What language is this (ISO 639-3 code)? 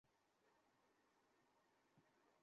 ben